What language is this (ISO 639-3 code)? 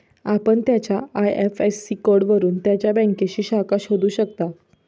mar